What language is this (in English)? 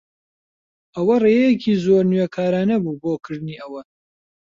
Central Kurdish